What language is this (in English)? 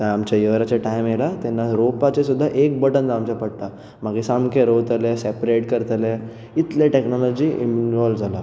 Konkani